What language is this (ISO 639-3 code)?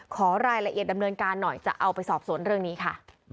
tha